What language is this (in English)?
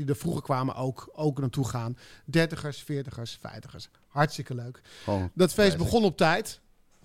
Dutch